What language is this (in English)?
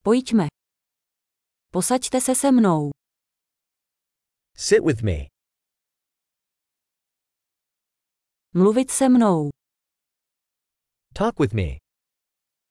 Czech